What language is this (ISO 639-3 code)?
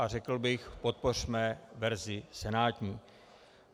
ces